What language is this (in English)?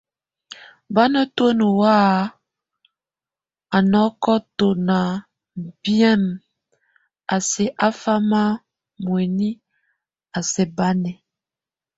Tunen